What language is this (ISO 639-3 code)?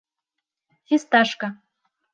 bak